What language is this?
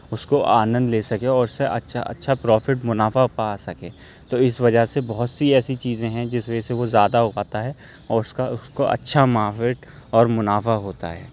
Urdu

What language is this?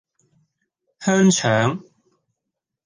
Cantonese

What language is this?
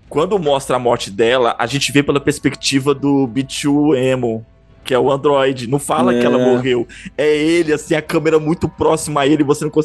Portuguese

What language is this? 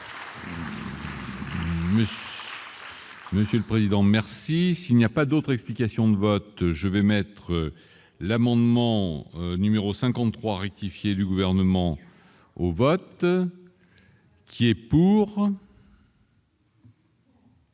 French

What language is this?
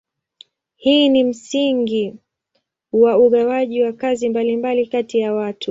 Swahili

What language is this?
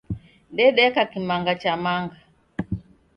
Taita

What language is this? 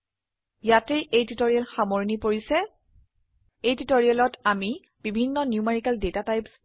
Assamese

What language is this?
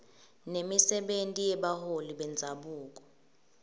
Swati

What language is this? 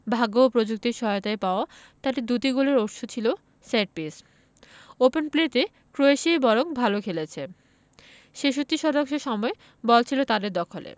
Bangla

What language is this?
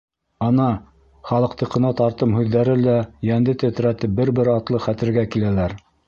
Bashkir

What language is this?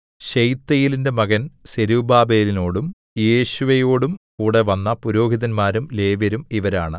Malayalam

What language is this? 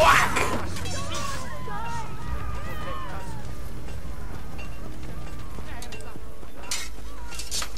English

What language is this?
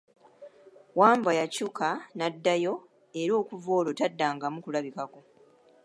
Ganda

